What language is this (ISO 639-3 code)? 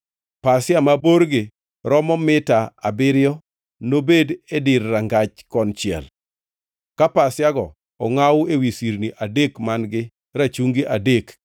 luo